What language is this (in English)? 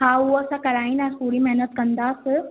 Sindhi